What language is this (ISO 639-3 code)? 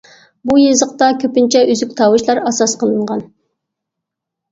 uig